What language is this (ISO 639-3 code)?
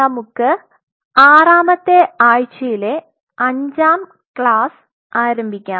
mal